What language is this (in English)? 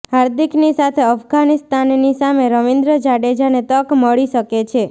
Gujarati